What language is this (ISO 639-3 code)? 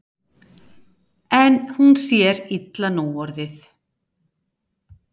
isl